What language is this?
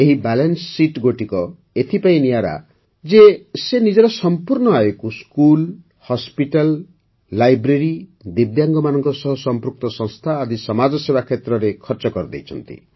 Odia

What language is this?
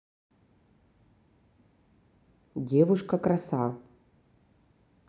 Russian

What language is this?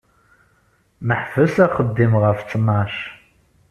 Kabyle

